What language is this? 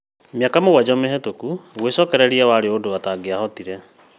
Kikuyu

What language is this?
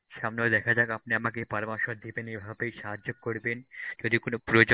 Bangla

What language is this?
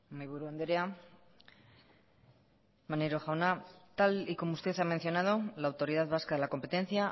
Spanish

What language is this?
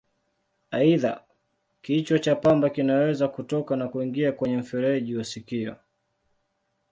Swahili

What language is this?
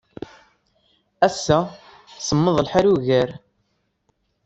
Kabyle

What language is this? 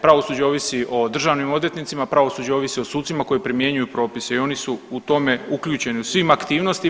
Croatian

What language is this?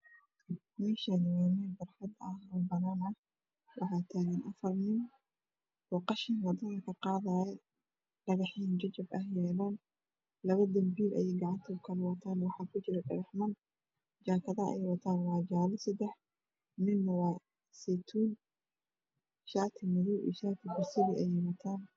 Somali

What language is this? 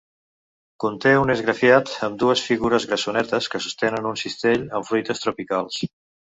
Catalan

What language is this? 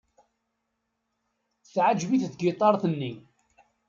Kabyle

